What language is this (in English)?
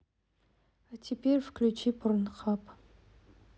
Russian